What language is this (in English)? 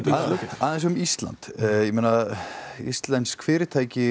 Icelandic